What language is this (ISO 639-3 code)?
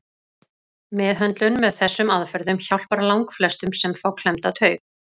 isl